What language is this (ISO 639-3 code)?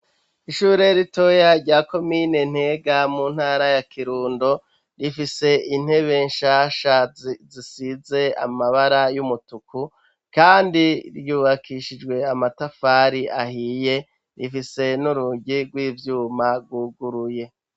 run